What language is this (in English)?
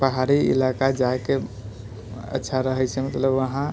Maithili